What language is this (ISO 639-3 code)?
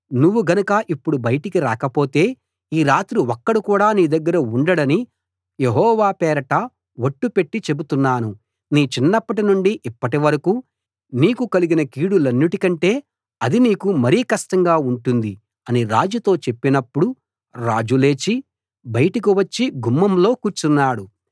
tel